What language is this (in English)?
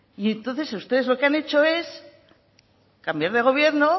Spanish